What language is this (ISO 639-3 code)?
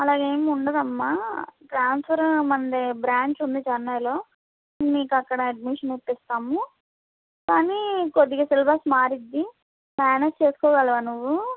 tel